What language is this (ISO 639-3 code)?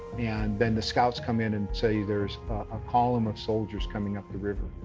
eng